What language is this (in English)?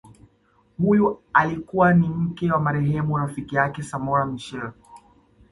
Swahili